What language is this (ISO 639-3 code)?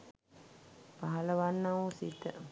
sin